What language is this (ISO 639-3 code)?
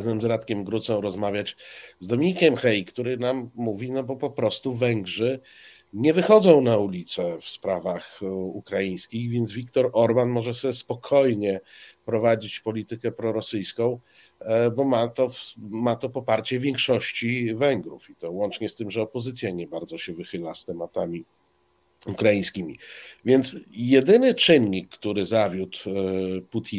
pol